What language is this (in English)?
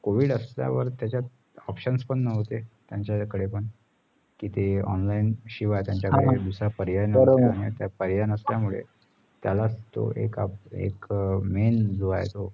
Marathi